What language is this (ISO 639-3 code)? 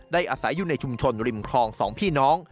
tha